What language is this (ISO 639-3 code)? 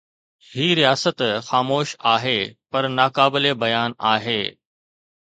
snd